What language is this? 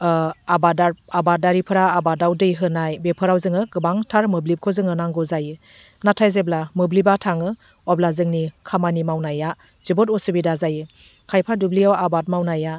Bodo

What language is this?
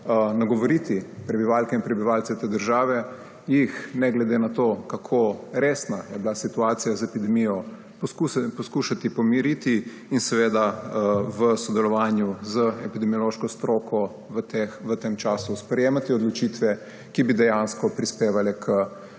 Slovenian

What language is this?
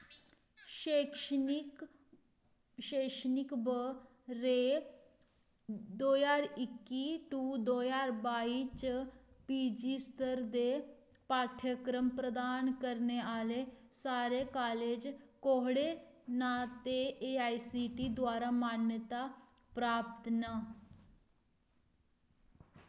Dogri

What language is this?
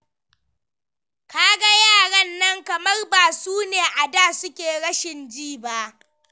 Hausa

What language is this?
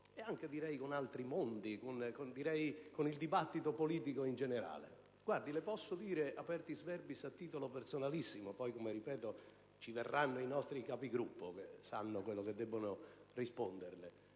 Italian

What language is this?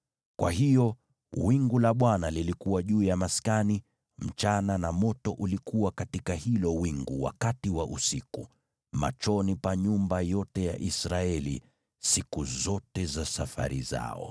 Swahili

